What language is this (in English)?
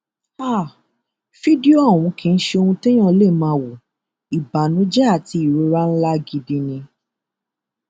Yoruba